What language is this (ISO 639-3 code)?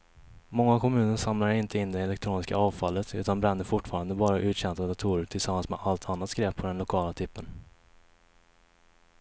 swe